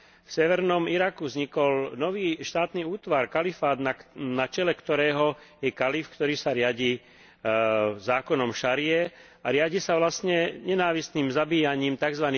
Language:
Slovak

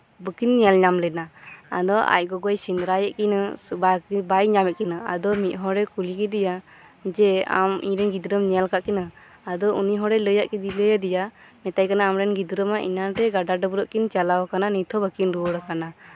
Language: Santali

